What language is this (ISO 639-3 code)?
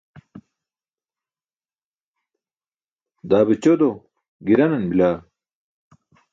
bsk